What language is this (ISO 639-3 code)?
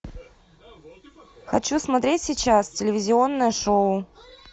rus